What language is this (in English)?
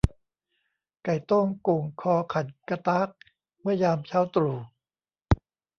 Thai